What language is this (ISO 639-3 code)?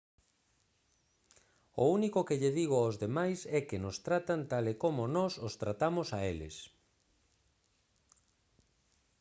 glg